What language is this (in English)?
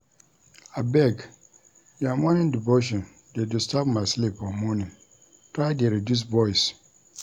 Nigerian Pidgin